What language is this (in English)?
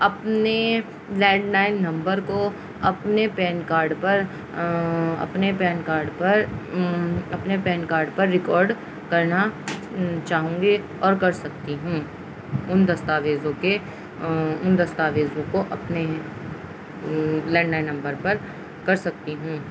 Urdu